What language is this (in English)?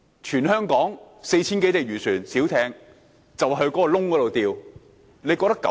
Cantonese